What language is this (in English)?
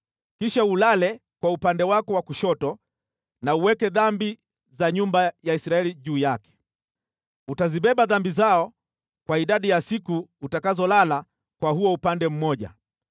Swahili